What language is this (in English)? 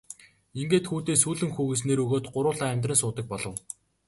Mongolian